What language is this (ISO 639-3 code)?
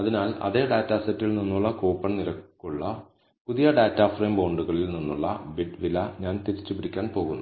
mal